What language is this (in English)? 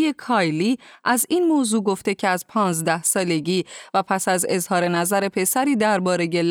Persian